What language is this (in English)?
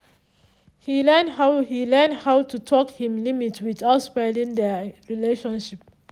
Nigerian Pidgin